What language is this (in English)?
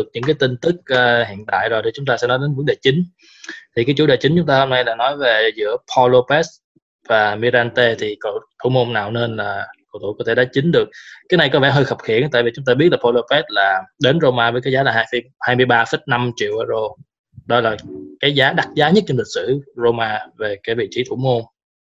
Vietnamese